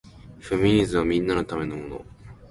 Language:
Japanese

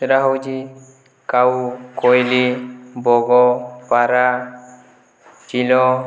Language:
Odia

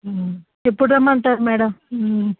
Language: Telugu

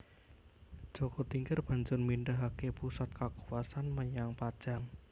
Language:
Javanese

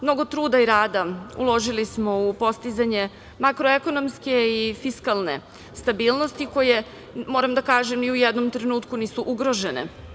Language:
Serbian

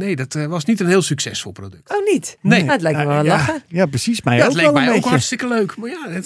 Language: Dutch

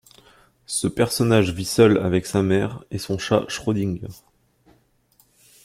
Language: French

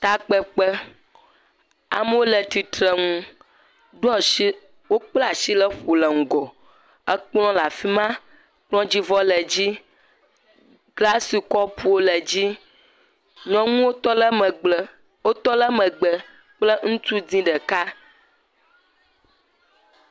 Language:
Ewe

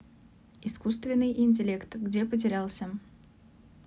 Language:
Russian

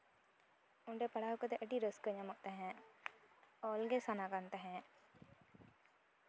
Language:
Santali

